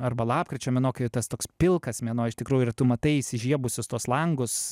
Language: Lithuanian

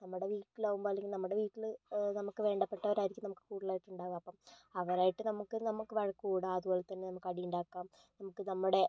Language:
Malayalam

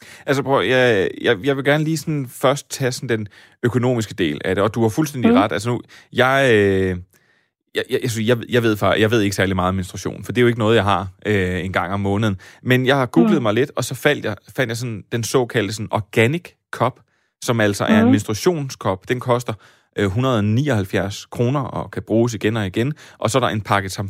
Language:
Danish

